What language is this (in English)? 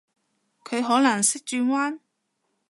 Cantonese